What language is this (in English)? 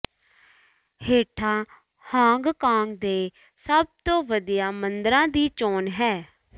Punjabi